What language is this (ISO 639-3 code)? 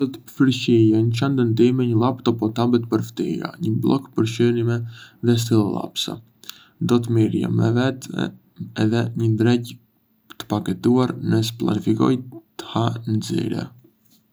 aae